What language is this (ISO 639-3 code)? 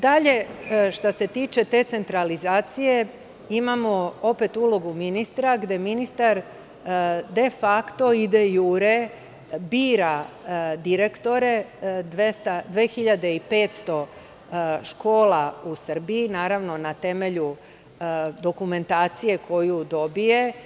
srp